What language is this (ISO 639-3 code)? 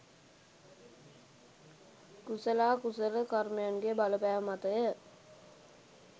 sin